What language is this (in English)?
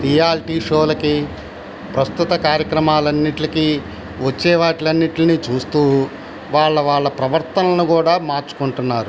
Telugu